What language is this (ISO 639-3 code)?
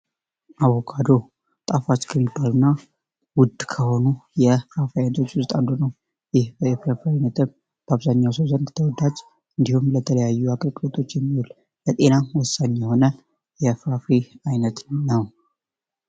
amh